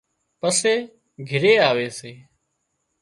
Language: Wadiyara Koli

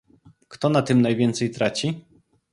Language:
Polish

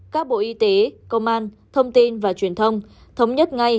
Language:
Vietnamese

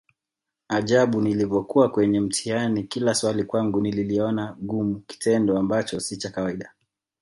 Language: Swahili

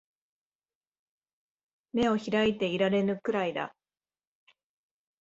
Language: Japanese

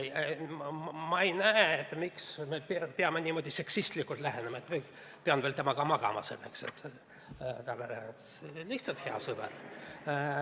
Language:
Estonian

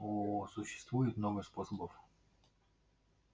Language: Russian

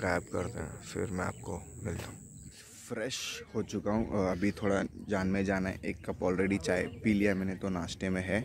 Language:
Hindi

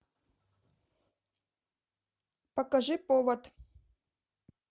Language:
Russian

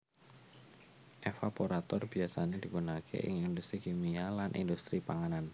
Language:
Javanese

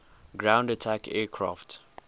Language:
English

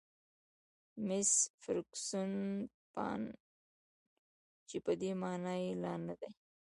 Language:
Pashto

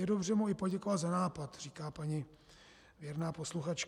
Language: Czech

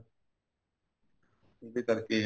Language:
Punjabi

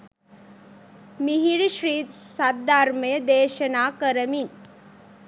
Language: Sinhala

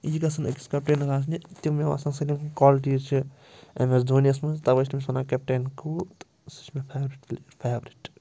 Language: Kashmiri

